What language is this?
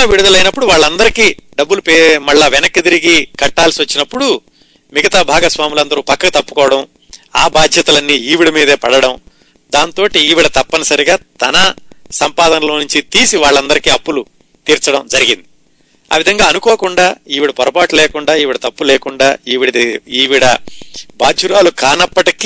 Telugu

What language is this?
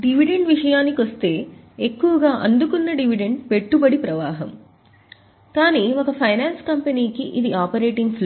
Telugu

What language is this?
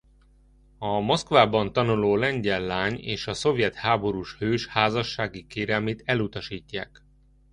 Hungarian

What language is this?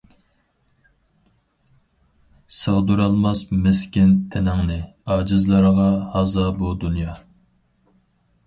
Uyghur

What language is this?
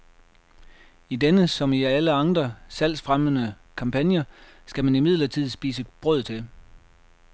Danish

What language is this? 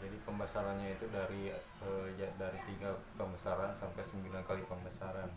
Indonesian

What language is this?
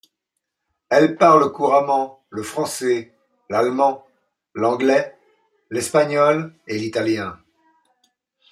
French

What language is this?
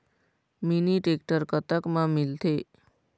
Chhattisgarhi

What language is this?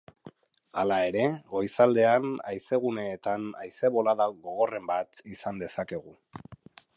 Basque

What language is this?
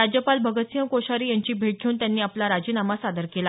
Marathi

